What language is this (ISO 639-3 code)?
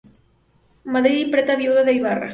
spa